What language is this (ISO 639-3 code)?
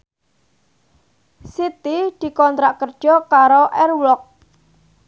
jav